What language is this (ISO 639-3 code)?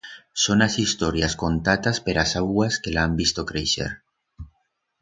arg